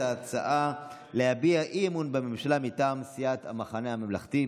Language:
Hebrew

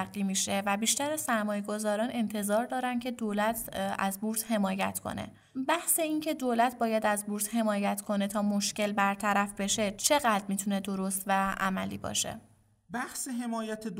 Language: Persian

